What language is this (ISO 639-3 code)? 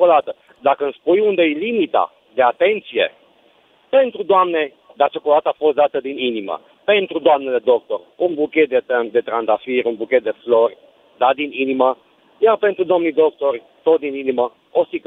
ron